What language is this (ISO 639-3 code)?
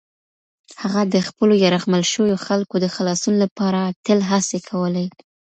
pus